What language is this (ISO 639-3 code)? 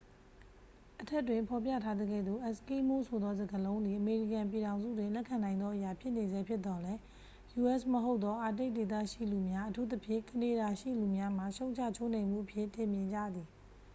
mya